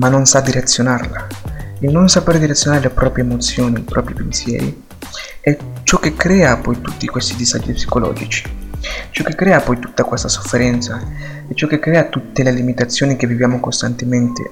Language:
Italian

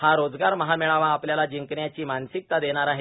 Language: Marathi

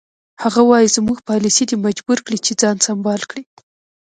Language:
Pashto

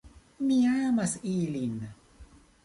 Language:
Esperanto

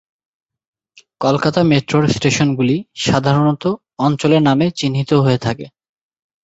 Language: Bangla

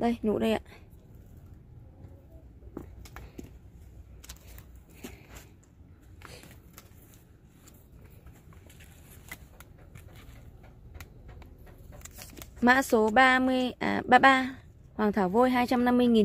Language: Vietnamese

